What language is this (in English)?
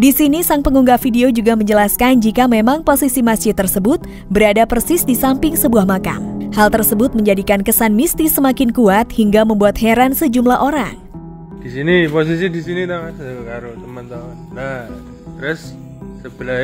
Indonesian